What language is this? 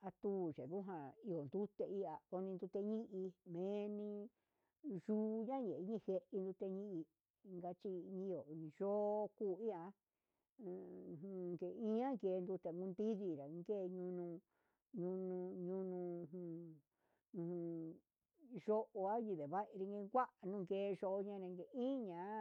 Huitepec Mixtec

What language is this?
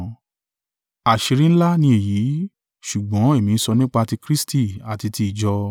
Yoruba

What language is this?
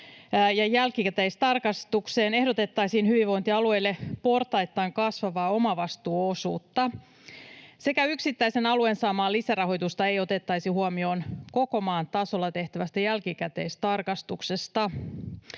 Finnish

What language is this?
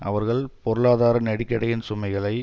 Tamil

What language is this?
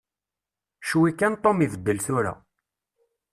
Kabyle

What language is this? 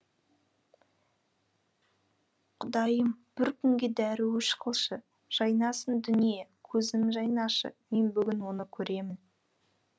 Kazakh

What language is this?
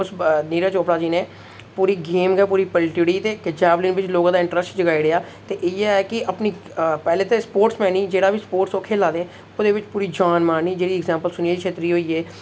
Dogri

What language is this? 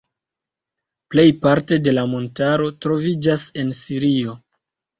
Esperanto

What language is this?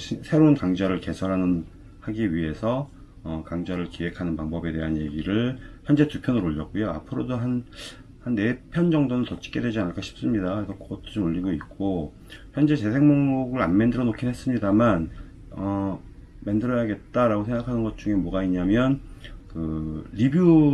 Korean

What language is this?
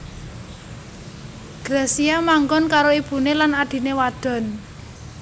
Javanese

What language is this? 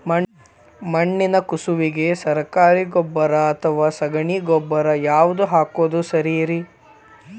Kannada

